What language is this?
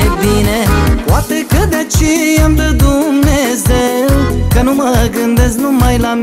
Romanian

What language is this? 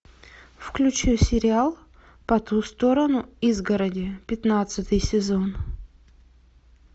Russian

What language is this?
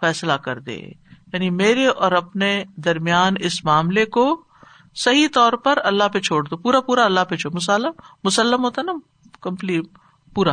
Urdu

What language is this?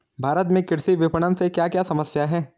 Hindi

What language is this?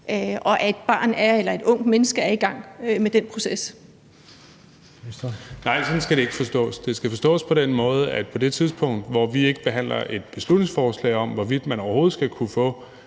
Danish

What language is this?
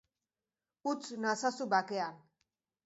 Basque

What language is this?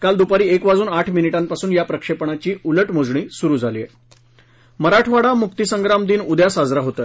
Marathi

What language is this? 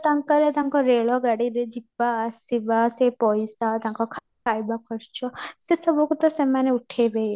Odia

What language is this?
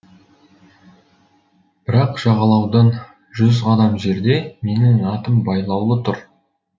Kazakh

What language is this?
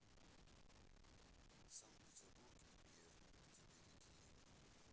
Russian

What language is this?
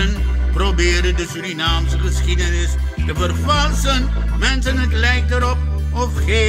Dutch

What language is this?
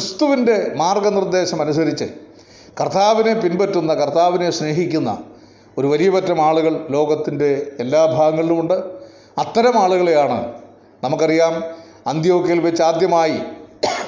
Malayalam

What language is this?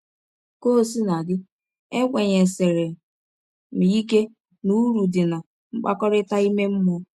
Igbo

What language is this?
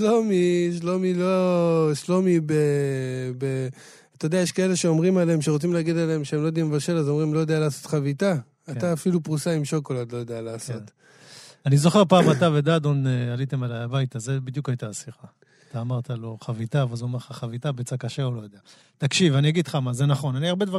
Hebrew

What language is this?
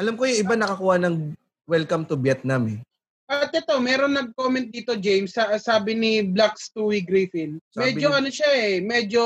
Filipino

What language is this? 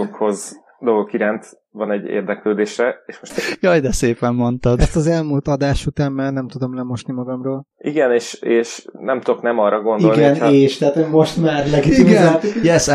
Hungarian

